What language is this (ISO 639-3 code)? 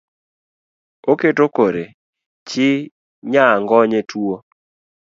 luo